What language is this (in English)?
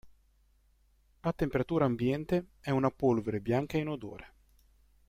Italian